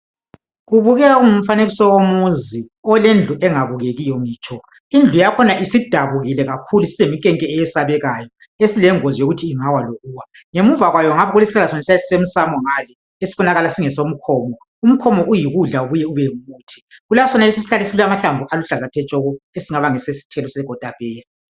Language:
North Ndebele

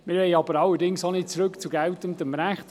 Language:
Swiss German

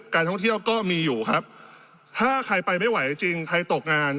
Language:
Thai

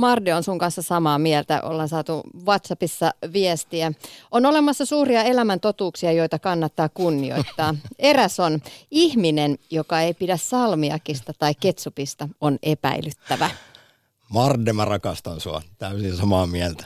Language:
Finnish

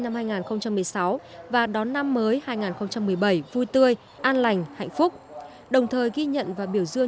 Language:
Vietnamese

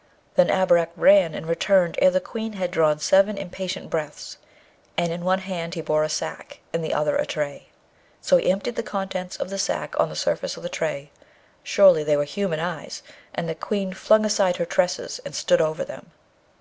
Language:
English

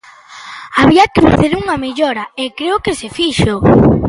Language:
Galician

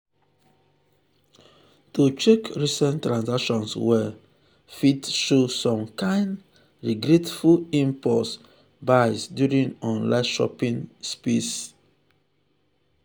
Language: Nigerian Pidgin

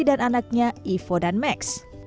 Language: Indonesian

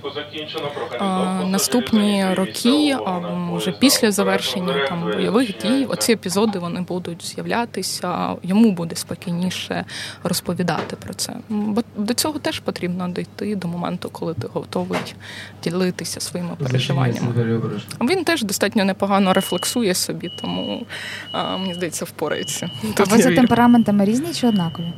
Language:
Ukrainian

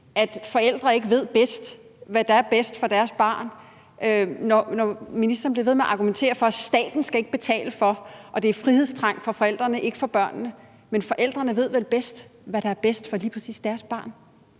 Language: Danish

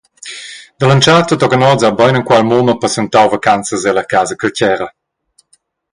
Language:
Romansh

